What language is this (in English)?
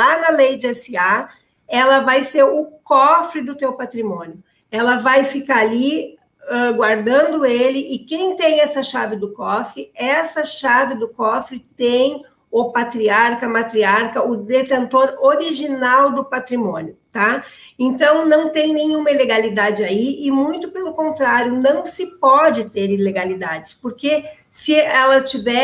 Portuguese